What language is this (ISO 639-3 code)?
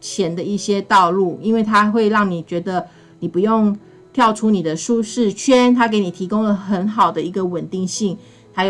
zho